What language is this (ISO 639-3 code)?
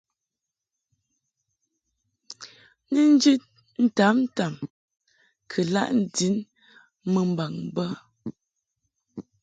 mhk